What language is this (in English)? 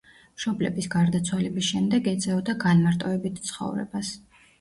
Georgian